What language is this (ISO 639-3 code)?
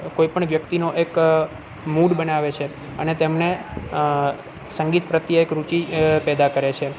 guj